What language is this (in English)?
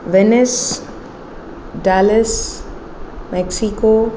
Sanskrit